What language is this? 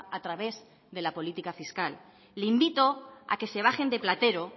Spanish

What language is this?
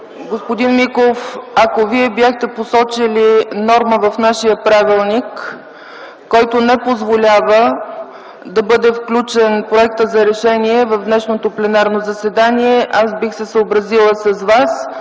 Bulgarian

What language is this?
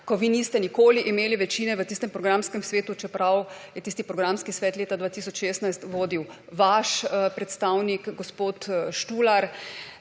Slovenian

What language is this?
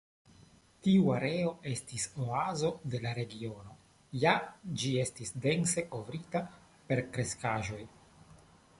Esperanto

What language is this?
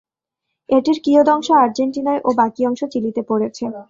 Bangla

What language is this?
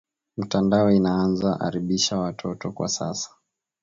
Swahili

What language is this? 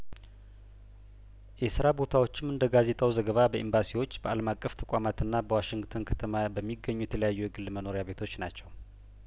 Amharic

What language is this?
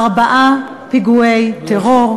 Hebrew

